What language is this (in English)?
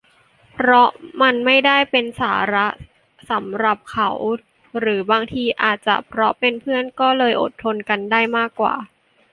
Thai